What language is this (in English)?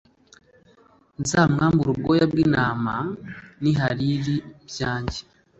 Kinyarwanda